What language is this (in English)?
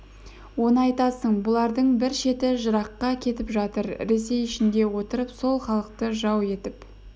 Kazakh